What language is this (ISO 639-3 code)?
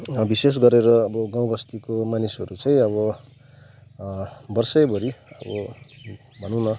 nep